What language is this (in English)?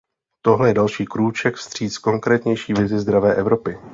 Czech